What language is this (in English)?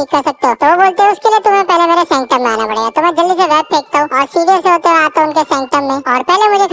Turkish